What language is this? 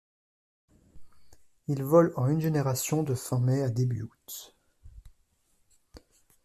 French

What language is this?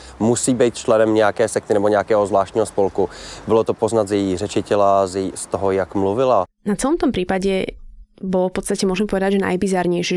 Slovak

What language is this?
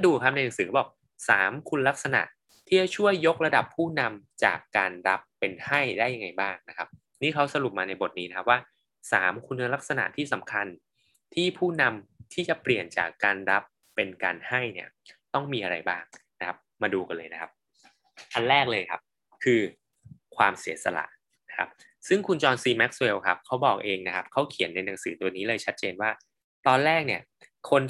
Thai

